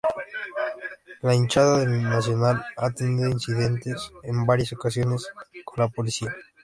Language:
Spanish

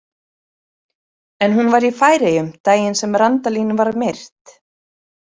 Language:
Icelandic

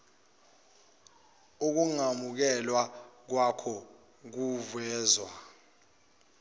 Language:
Zulu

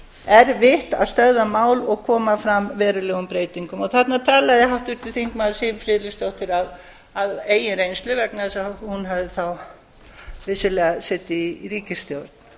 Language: Icelandic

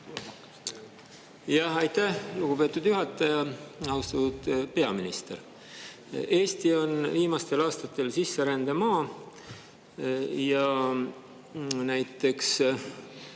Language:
Estonian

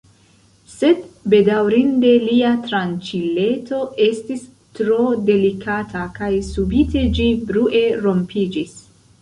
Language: Esperanto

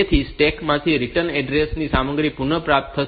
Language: Gujarati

